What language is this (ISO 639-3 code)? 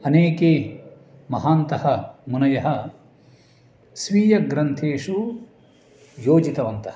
san